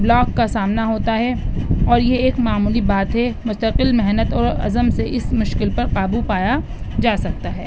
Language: Urdu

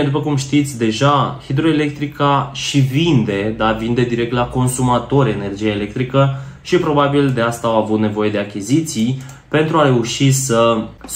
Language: Romanian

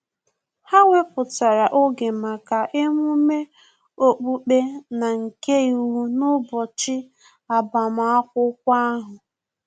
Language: Igbo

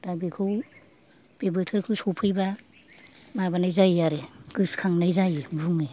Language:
Bodo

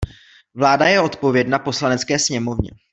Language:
Czech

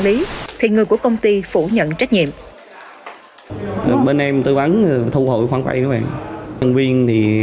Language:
Vietnamese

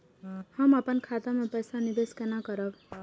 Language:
Maithili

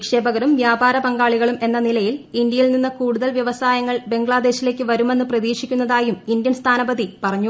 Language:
Malayalam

